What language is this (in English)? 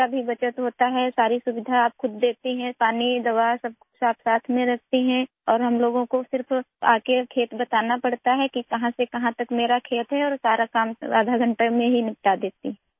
Urdu